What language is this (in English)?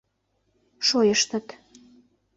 Mari